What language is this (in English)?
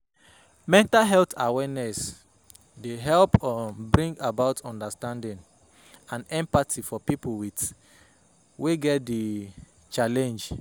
Nigerian Pidgin